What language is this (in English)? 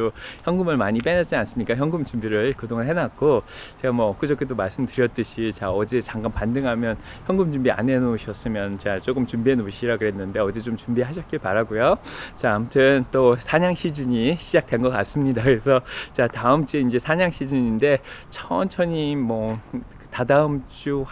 Korean